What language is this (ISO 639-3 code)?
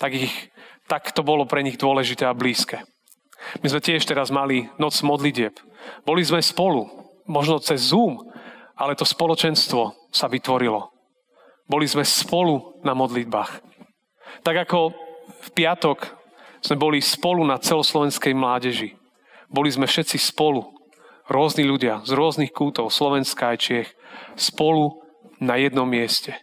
slk